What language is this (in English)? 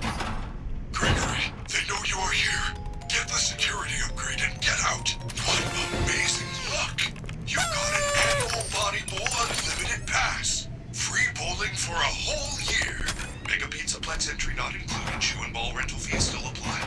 Italian